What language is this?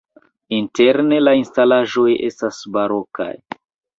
Esperanto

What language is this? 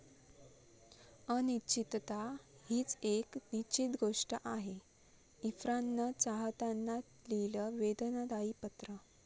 Marathi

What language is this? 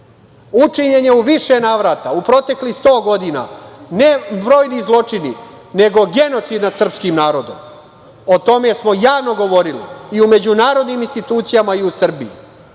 Serbian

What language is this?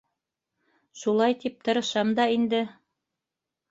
Bashkir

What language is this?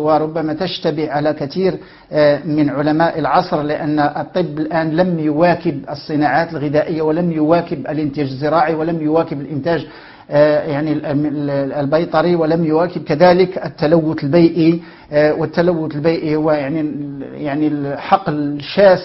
Arabic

